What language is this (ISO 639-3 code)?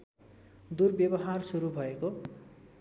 nep